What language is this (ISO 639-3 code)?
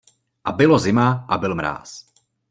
ces